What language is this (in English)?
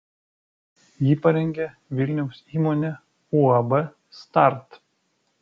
Lithuanian